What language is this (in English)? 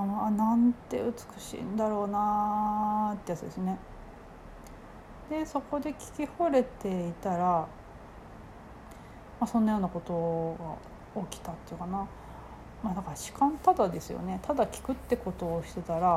Japanese